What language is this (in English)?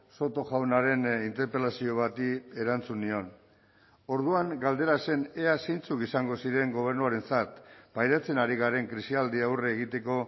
Basque